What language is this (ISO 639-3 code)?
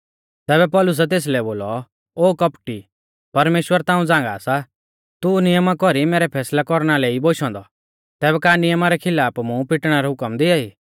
bfz